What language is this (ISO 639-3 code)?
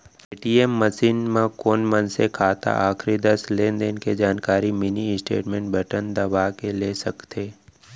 hne